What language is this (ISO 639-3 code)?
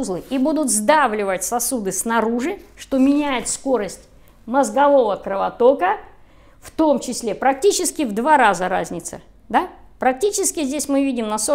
rus